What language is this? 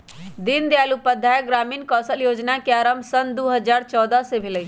Magahi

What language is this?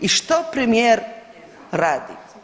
Croatian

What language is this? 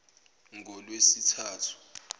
Zulu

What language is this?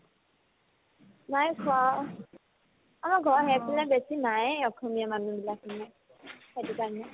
Assamese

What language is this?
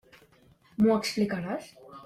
Catalan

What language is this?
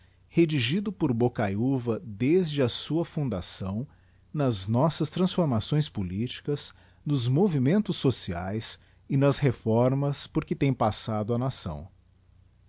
Portuguese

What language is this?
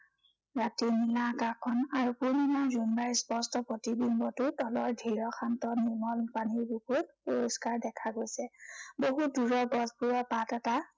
Assamese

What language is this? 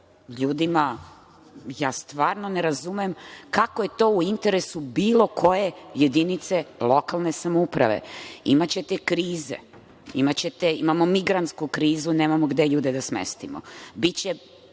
Serbian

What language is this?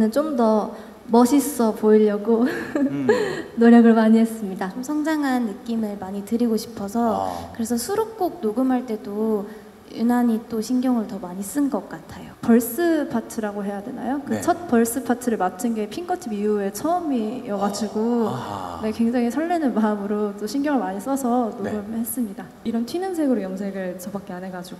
Korean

